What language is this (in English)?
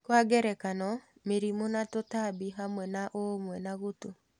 Kikuyu